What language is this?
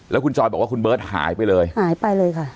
Thai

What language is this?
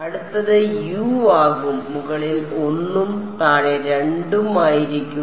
Malayalam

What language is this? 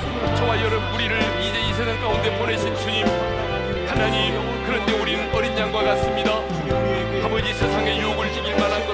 Korean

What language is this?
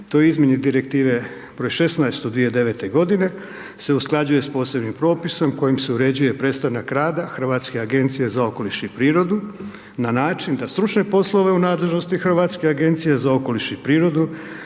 Croatian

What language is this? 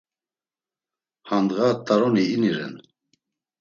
Laz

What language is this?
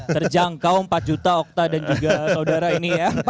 Indonesian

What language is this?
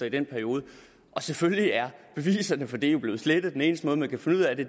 Danish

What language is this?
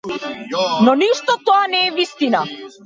Macedonian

